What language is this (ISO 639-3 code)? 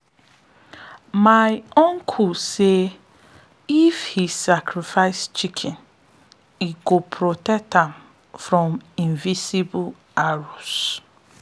pcm